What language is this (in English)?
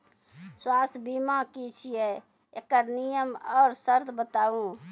Maithili